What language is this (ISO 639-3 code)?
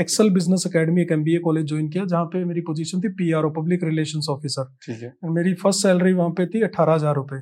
hin